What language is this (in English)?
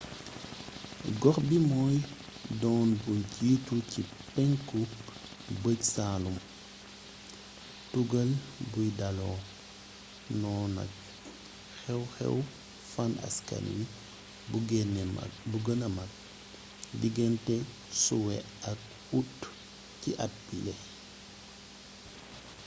Wolof